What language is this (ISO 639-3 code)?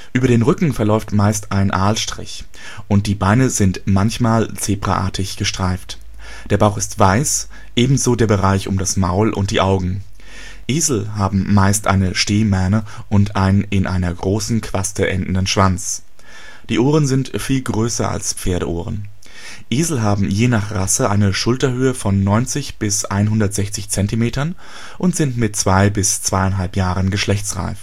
deu